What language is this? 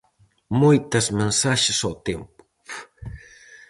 Galician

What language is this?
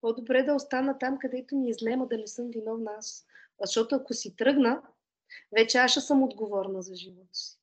Bulgarian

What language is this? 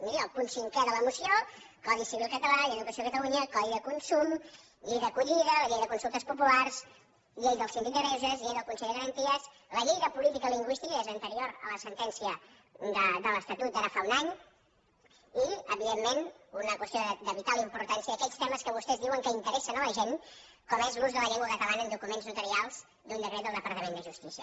Catalan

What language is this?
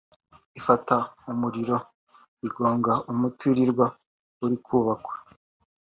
Kinyarwanda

